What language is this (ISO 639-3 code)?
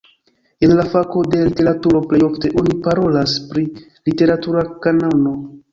epo